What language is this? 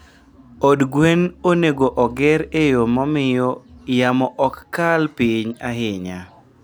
Luo (Kenya and Tanzania)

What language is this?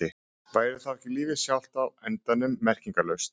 Icelandic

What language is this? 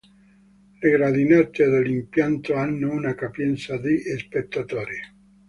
Italian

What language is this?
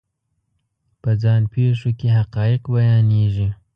Pashto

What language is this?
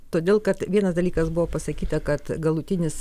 Lithuanian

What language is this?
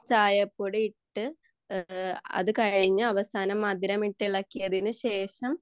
Malayalam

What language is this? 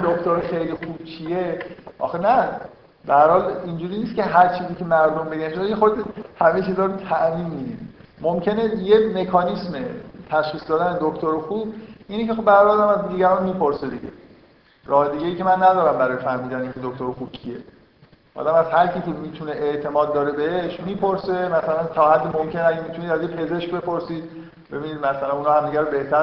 Persian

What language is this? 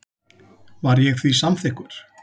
Icelandic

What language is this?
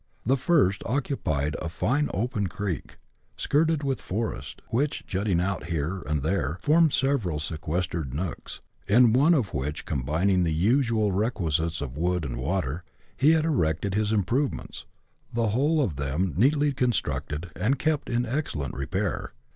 English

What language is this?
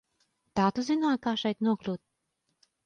Latvian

